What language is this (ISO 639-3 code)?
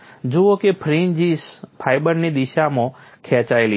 guj